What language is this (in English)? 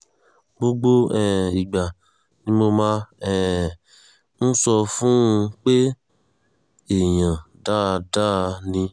Yoruba